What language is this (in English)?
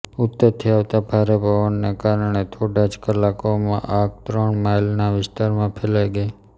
Gujarati